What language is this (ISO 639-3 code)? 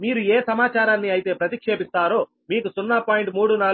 tel